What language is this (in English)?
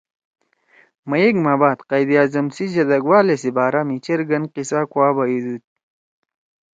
Torwali